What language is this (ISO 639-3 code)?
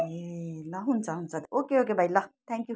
nep